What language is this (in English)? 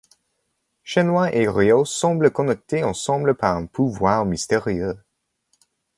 French